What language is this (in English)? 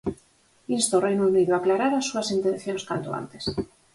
Galician